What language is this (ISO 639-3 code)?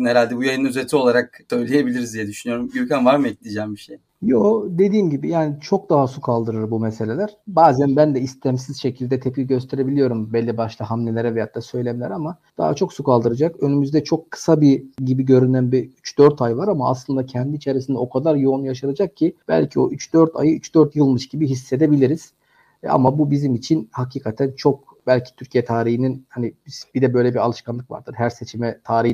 tur